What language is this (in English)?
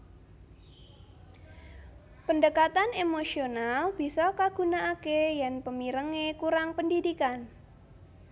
Javanese